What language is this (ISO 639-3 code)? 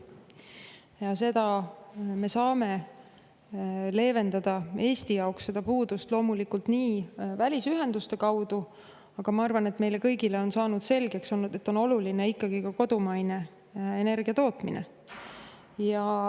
est